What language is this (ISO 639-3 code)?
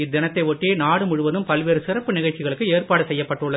tam